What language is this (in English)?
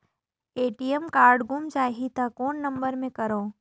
Chhattisgarhi